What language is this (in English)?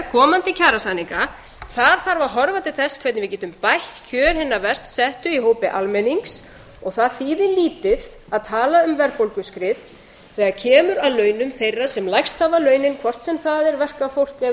Icelandic